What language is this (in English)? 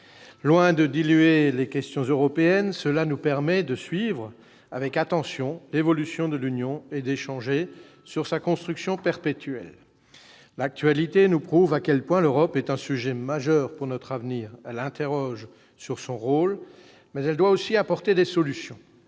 French